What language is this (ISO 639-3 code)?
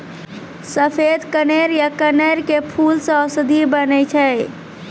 mai